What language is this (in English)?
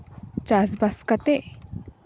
Santali